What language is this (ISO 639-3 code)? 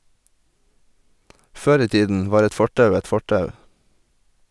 nor